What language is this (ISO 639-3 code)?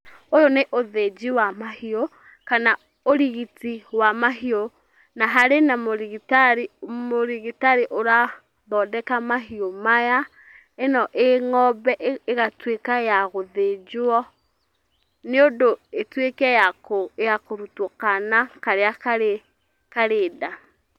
kik